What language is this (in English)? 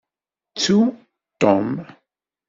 Kabyle